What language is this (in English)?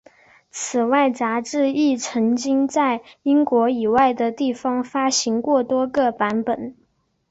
Chinese